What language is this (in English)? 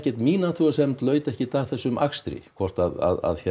Icelandic